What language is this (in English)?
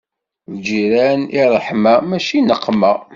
Kabyle